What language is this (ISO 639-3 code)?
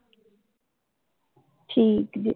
pan